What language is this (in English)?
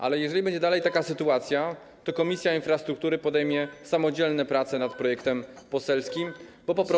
Polish